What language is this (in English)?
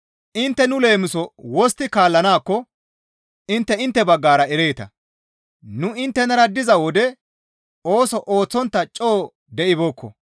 Gamo